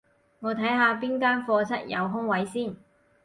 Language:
Cantonese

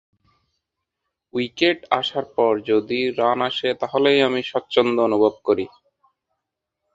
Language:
Bangla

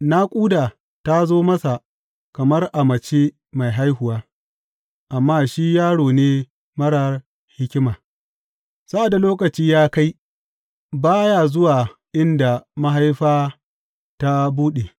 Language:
Hausa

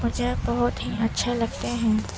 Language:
Urdu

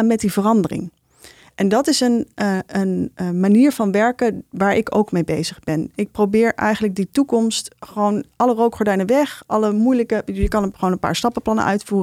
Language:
Dutch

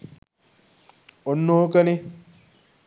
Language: Sinhala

